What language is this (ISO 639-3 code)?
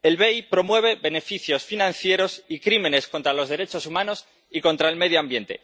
spa